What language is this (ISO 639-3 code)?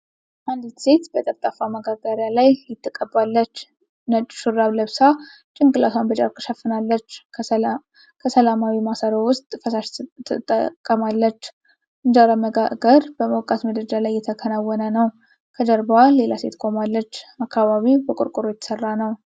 amh